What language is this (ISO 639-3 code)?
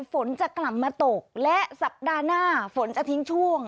tha